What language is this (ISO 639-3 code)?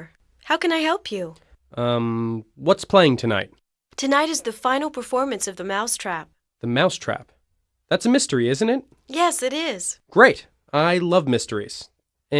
eng